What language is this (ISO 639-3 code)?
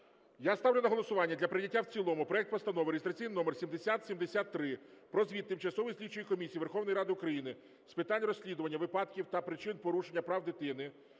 ukr